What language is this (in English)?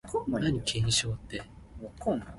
Min Nan Chinese